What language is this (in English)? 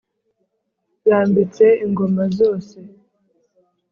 Kinyarwanda